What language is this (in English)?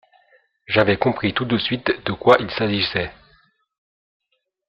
French